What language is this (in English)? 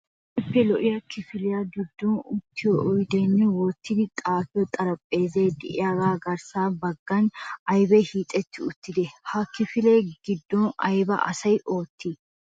Wolaytta